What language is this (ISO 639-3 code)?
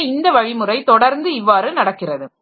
tam